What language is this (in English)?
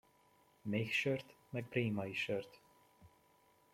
Hungarian